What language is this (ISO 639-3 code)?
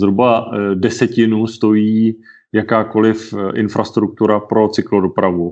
ces